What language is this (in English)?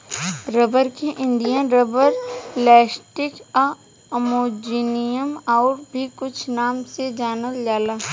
Bhojpuri